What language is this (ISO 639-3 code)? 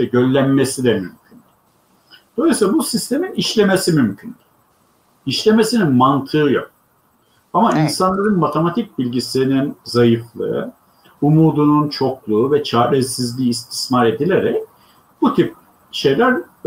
tur